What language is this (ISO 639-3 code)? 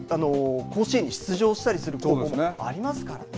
jpn